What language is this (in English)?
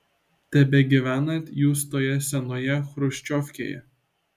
Lithuanian